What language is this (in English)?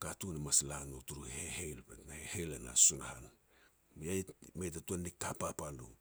Petats